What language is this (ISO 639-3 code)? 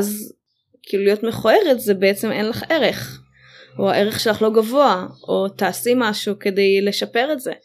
heb